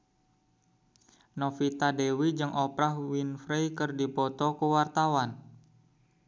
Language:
Sundanese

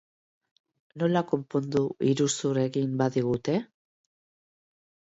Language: Basque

